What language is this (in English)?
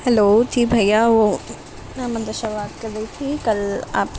Urdu